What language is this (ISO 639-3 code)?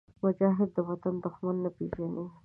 pus